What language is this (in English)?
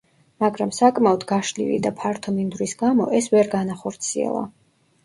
Georgian